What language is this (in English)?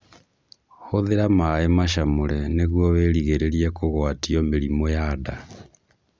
Kikuyu